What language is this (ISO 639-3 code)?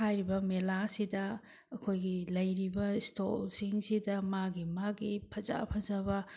mni